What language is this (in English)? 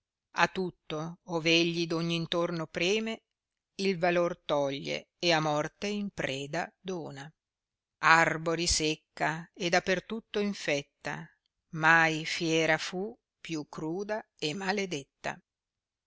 Italian